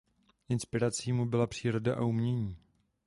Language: Czech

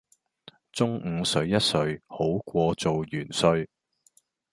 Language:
Cantonese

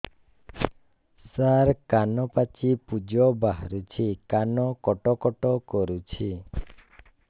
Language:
Odia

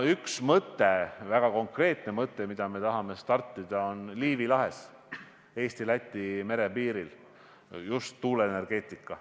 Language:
Estonian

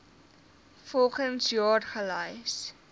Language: Afrikaans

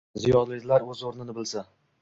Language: Uzbek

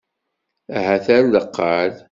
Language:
Kabyle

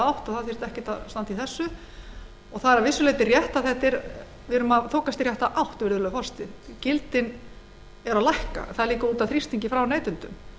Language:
Icelandic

